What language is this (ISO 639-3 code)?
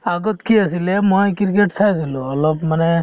asm